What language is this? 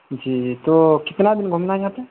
Urdu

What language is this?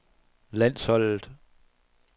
Danish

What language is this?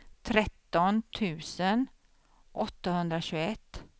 Swedish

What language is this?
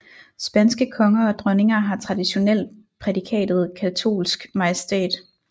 Danish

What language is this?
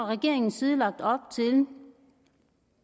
Danish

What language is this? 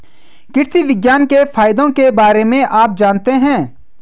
Hindi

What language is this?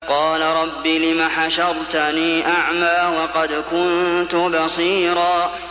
Arabic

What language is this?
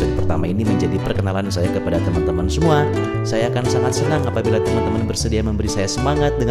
Malay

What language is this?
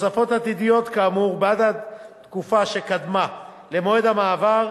Hebrew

